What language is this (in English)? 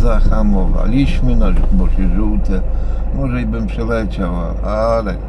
Polish